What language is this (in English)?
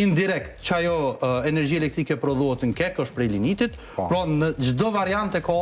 Romanian